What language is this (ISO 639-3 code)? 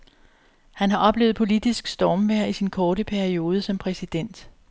dan